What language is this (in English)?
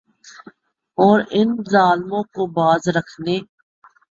Urdu